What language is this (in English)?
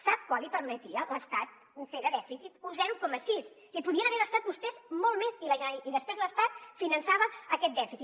Catalan